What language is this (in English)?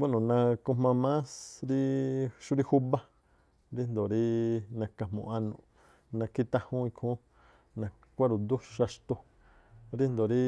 Tlacoapa Me'phaa